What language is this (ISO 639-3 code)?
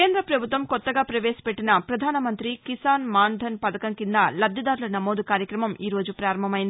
tel